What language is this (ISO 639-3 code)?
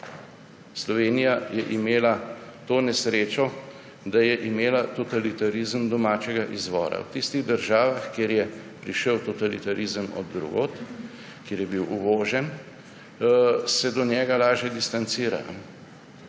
slv